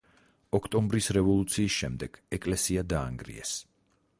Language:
Georgian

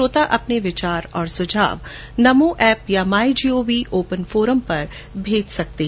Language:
Hindi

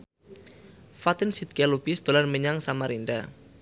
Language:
Javanese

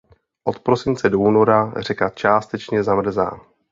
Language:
Czech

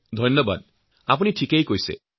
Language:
Assamese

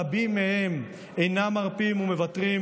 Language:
Hebrew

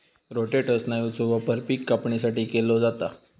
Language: Marathi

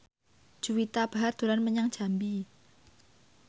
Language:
Javanese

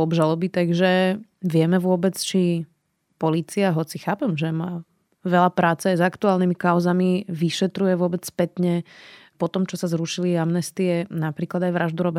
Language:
Slovak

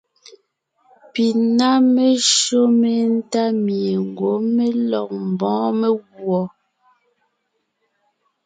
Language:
Ngiemboon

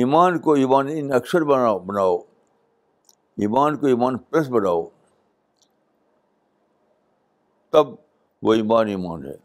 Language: Urdu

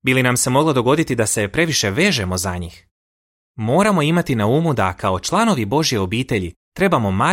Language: Croatian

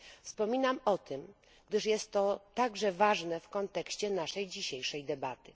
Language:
Polish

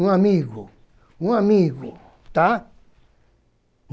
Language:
Portuguese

